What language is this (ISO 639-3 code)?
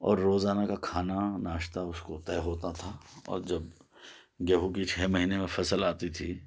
urd